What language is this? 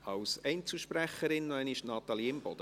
Swiss German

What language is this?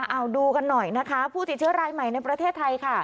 Thai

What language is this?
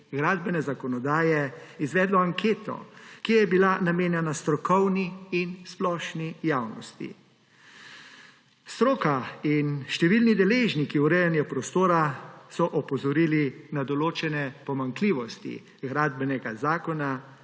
Slovenian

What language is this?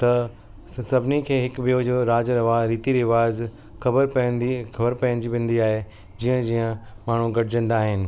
Sindhi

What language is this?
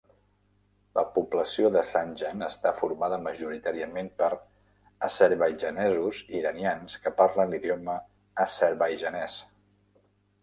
Catalan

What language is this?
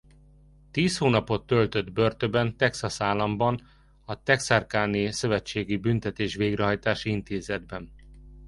Hungarian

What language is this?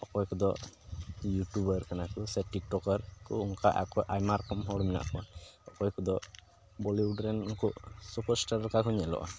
Santali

